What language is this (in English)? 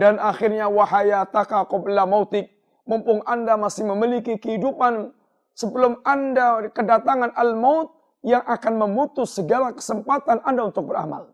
Indonesian